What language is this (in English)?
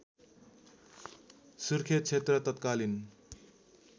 Nepali